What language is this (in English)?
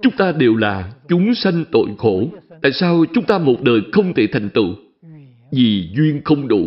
Vietnamese